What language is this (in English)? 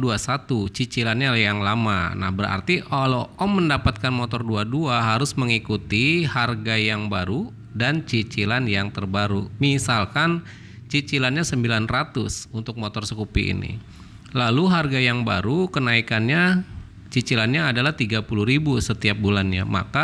Indonesian